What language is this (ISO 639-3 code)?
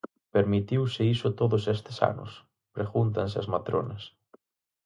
glg